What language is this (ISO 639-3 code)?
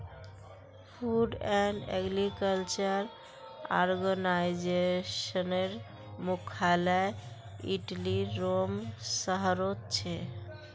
mag